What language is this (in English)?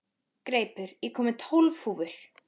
Icelandic